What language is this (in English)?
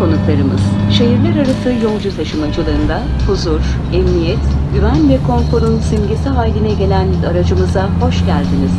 Turkish